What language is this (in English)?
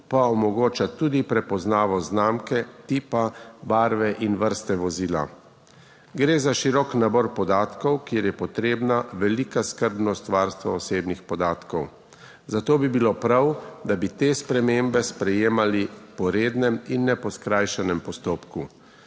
Slovenian